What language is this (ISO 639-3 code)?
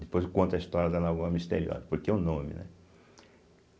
por